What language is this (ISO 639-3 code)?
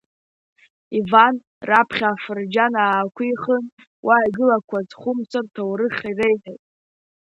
abk